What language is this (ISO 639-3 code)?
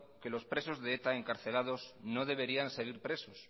spa